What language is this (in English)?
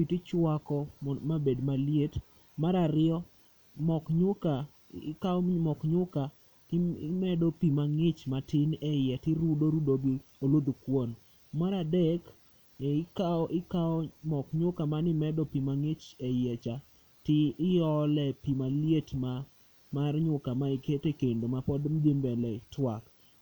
Luo (Kenya and Tanzania)